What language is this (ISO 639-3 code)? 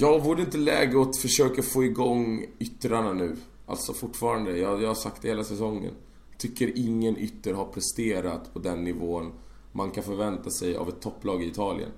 swe